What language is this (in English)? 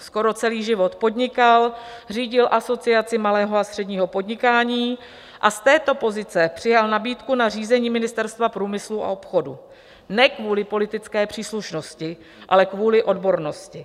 Czech